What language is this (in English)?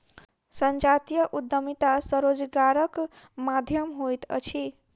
Maithili